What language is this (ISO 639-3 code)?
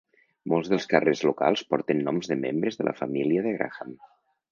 cat